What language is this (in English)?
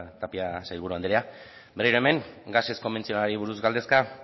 Basque